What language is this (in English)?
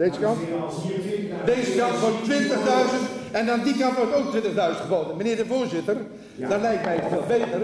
Dutch